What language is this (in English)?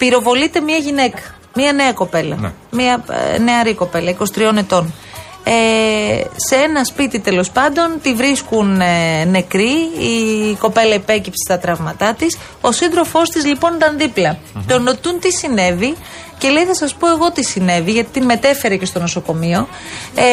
Greek